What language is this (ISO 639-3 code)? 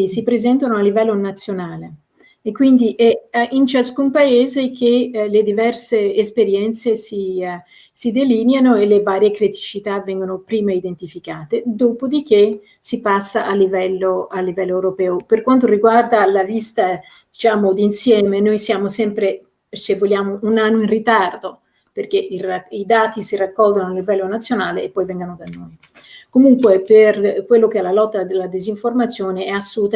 ita